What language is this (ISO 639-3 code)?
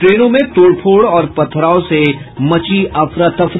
hin